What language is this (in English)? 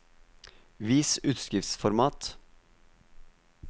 Norwegian